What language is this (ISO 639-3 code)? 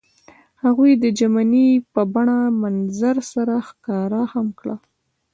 pus